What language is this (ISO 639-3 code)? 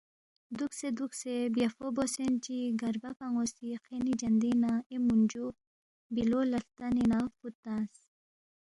bft